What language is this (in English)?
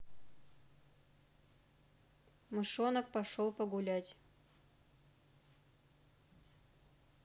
Russian